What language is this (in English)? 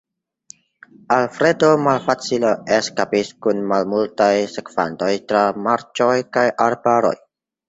Esperanto